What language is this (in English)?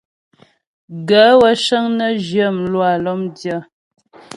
Ghomala